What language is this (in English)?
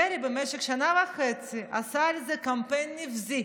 Hebrew